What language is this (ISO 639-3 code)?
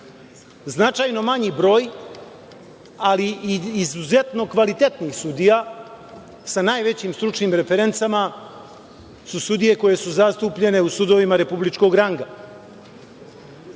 srp